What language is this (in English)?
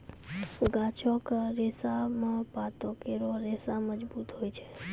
Maithili